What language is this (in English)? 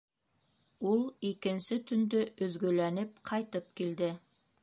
Bashkir